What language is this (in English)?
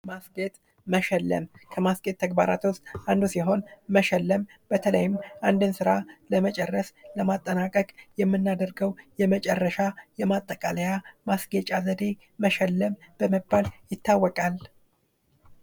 Amharic